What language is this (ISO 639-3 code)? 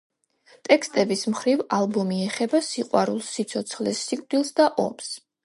kat